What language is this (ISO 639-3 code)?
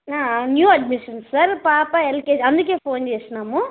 tel